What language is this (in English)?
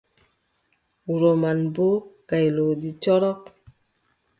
Adamawa Fulfulde